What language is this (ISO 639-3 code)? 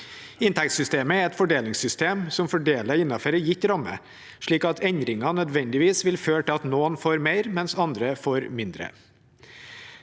nor